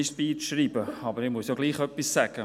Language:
Swiss German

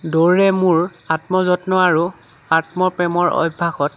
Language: Assamese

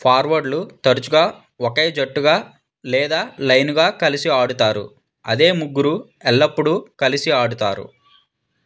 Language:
Telugu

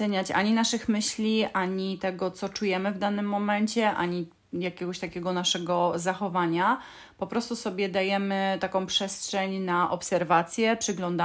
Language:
Polish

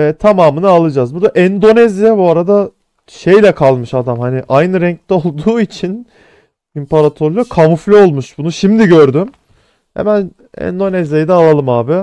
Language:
Turkish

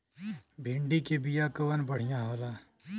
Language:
Bhojpuri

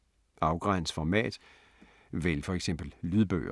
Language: Danish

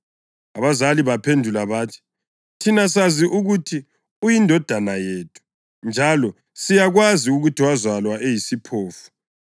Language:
North Ndebele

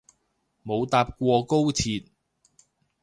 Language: Cantonese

